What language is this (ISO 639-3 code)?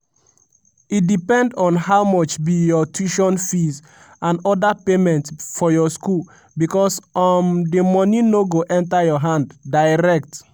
pcm